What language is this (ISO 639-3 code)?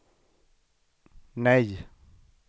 swe